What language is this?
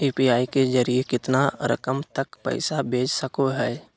Magahi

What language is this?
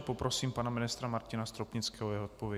Czech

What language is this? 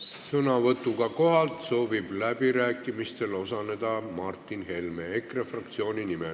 Estonian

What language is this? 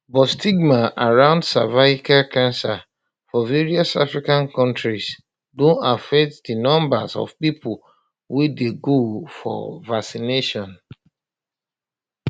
Nigerian Pidgin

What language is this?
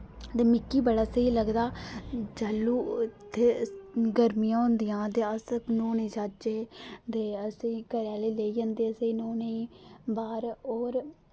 Dogri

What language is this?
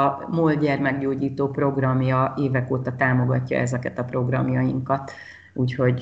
Hungarian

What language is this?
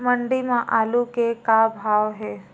Chhattisgarhi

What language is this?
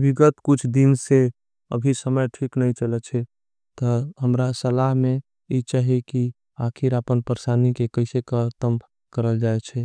Angika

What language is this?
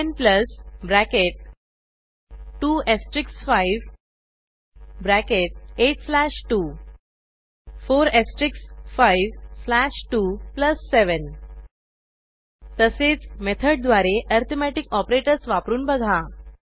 Marathi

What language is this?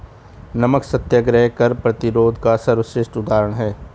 Hindi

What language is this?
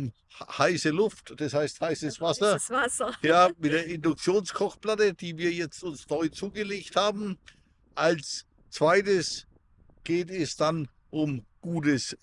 German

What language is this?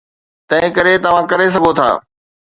Sindhi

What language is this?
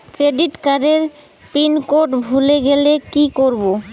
Bangla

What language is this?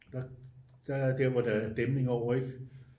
Danish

